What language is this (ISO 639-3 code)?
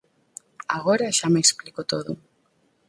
glg